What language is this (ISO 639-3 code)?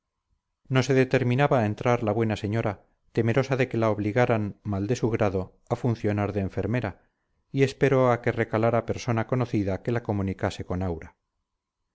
spa